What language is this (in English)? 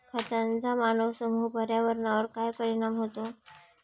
Marathi